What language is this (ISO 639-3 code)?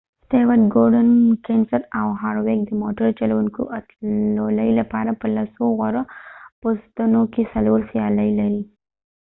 pus